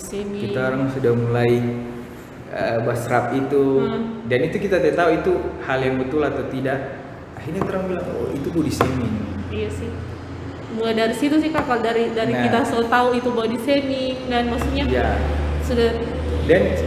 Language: Indonesian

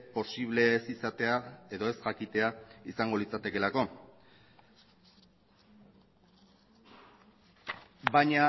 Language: Basque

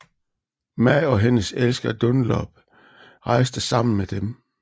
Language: Danish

